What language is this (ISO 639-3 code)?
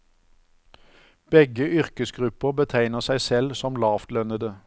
nor